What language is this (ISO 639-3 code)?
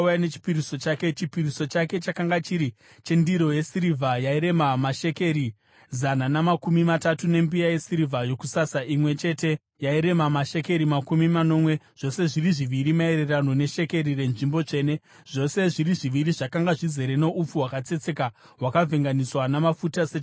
sna